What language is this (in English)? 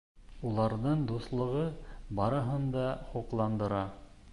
Bashkir